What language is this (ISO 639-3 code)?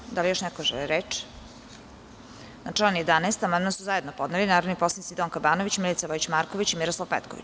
srp